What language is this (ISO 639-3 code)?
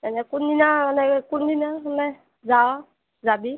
asm